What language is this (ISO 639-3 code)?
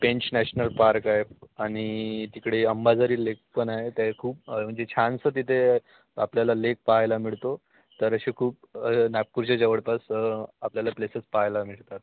mar